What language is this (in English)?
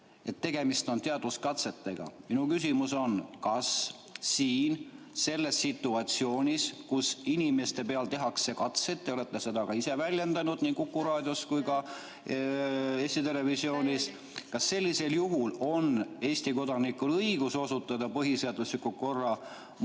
Estonian